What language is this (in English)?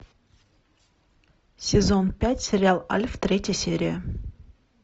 Russian